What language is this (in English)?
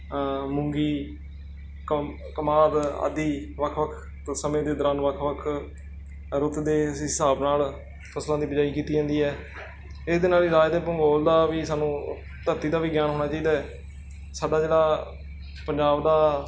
Punjabi